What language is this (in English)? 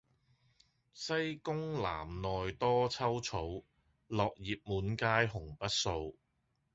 Cantonese